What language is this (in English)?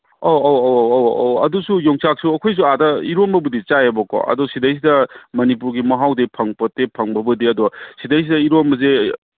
Manipuri